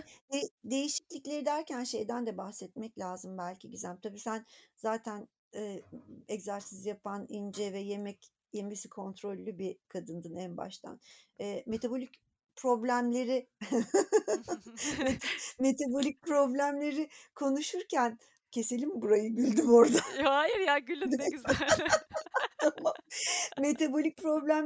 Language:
Turkish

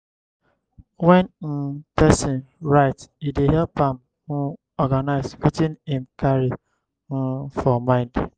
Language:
Nigerian Pidgin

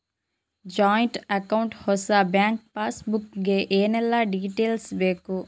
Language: Kannada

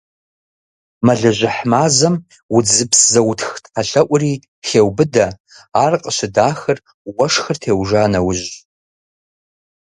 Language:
Kabardian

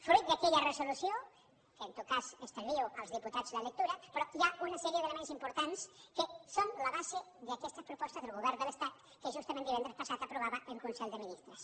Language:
Catalan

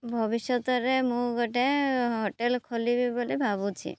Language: Odia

